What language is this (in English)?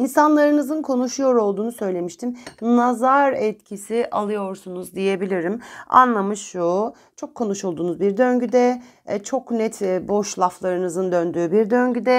Turkish